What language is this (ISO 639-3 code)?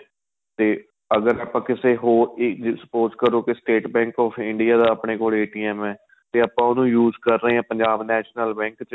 pan